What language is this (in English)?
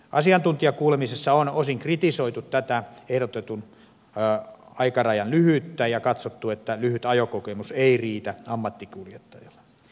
Finnish